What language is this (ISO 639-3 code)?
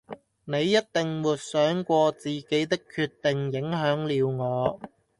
yue